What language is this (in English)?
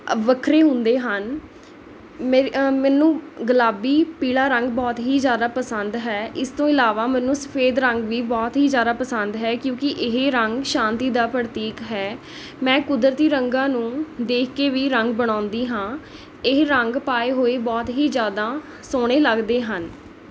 Punjabi